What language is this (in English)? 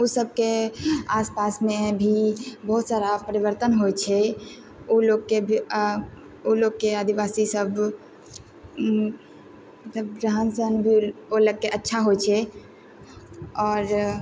Maithili